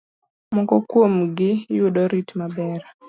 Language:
Luo (Kenya and Tanzania)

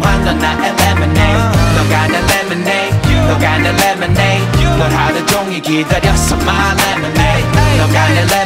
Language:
Korean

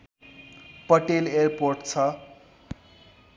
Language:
Nepali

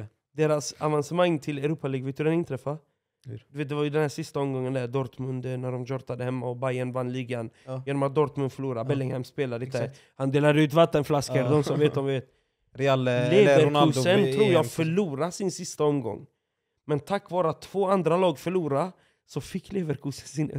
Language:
Swedish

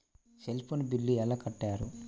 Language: Telugu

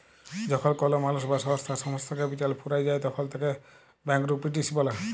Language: Bangla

